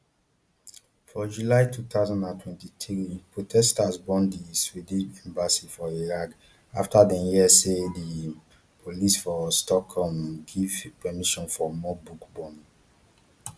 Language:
Nigerian Pidgin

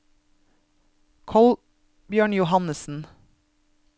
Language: Norwegian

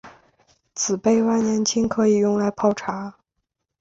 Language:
Chinese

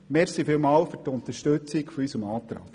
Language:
Swiss German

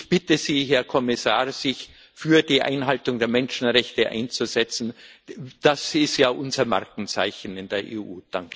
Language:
German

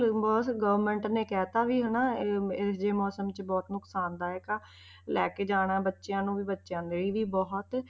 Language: Punjabi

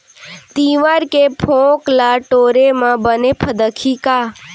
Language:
Chhattisgarhi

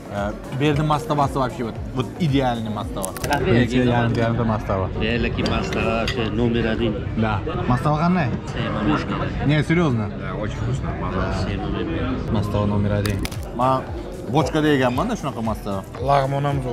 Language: Turkish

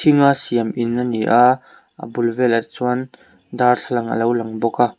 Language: Mizo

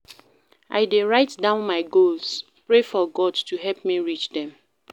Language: Nigerian Pidgin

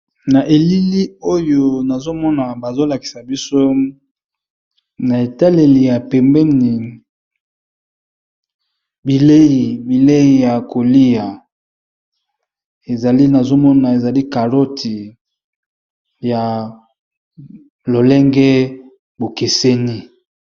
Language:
Lingala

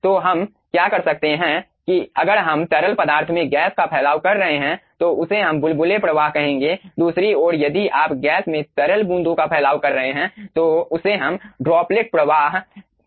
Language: Hindi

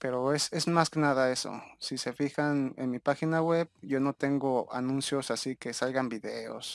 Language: Spanish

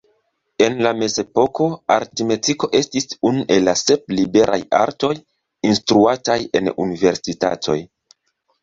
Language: Esperanto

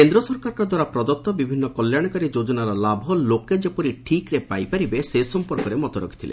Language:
Odia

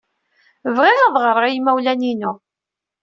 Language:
Kabyle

